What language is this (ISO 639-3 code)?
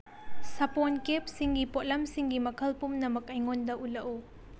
mni